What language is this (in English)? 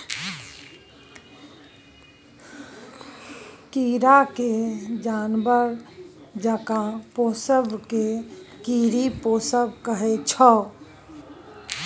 Maithili